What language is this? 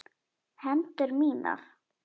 Icelandic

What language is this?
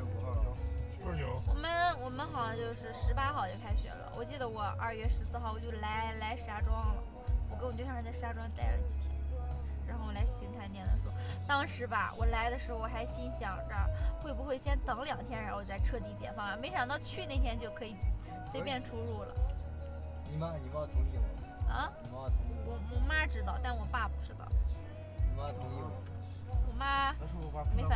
Chinese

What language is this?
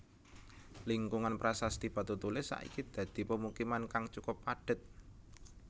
Javanese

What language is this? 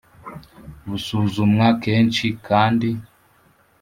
Kinyarwanda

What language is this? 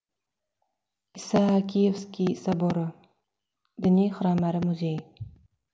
Kazakh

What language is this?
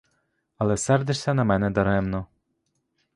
Ukrainian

